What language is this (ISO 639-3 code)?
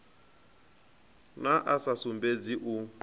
ven